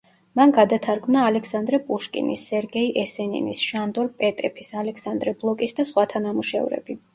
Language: Georgian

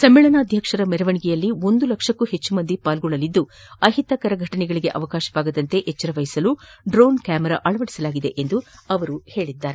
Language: Kannada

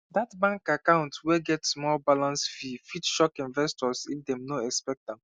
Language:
Nigerian Pidgin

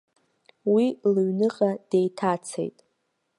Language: Abkhazian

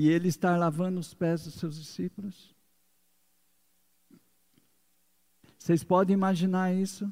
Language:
Portuguese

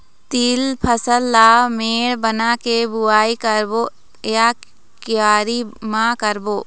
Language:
Chhattisgarhi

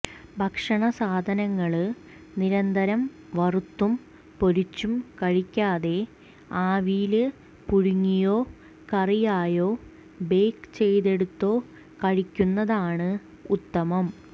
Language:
Malayalam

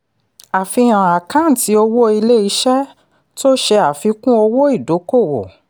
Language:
Yoruba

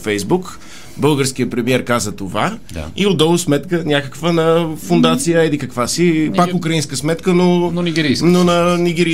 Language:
Bulgarian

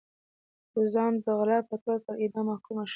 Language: Pashto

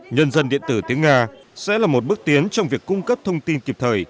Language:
Vietnamese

